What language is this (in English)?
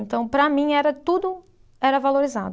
Portuguese